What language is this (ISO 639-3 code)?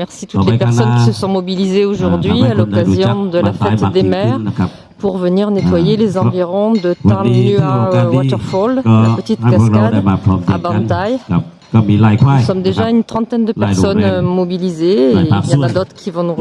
fra